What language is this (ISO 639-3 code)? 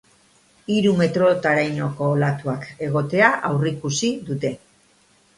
eus